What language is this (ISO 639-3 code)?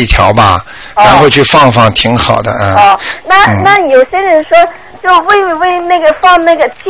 zho